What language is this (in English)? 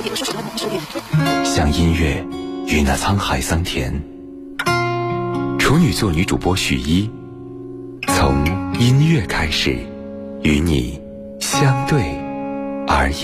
Chinese